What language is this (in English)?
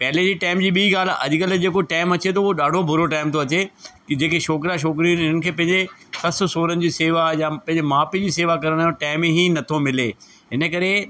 Sindhi